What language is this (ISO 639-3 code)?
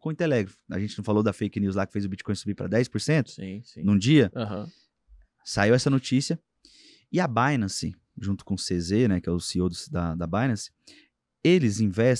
por